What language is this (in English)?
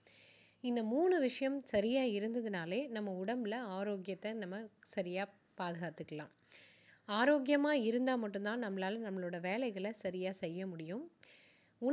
Tamil